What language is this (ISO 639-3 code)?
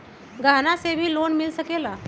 mag